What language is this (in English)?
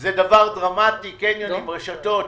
Hebrew